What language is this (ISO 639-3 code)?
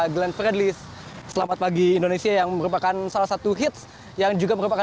ind